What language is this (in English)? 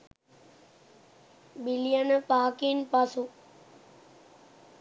Sinhala